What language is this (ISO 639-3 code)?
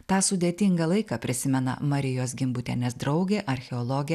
lit